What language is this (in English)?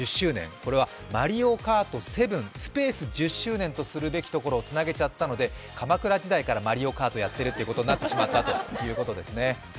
Japanese